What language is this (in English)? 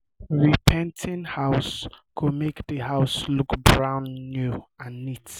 Nigerian Pidgin